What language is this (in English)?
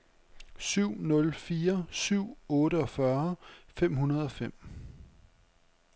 Danish